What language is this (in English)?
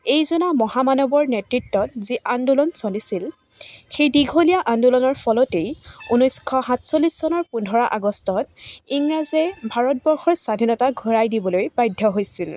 Assamese